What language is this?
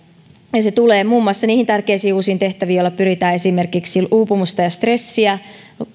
Finnish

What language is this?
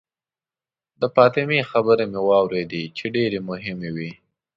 Pashto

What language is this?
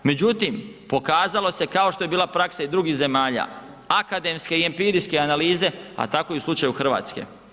Croatian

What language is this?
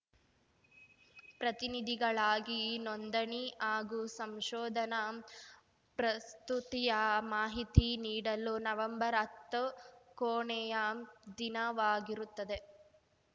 Kannada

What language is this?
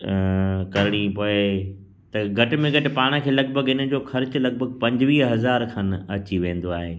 Sindhi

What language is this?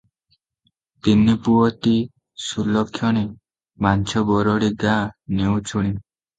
Odia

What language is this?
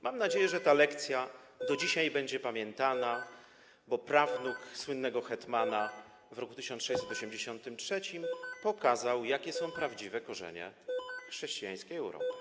Polish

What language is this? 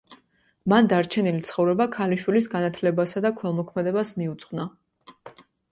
Georgian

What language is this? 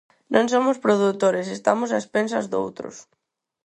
Galician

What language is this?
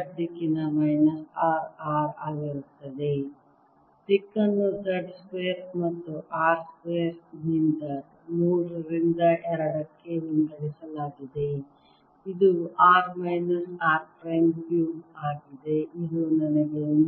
Kannada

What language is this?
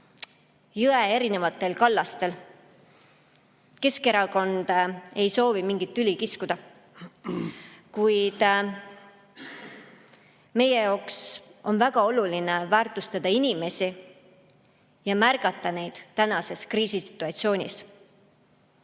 Estonian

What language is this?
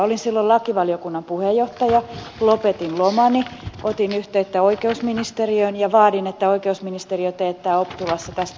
Finnish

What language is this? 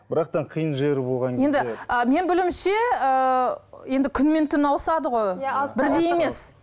Kazakh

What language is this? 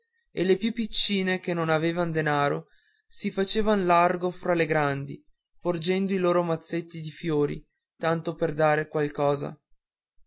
Italian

